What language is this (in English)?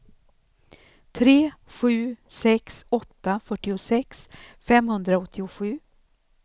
Swedish